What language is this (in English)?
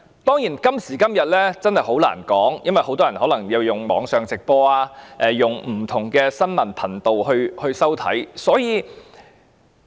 Cantonese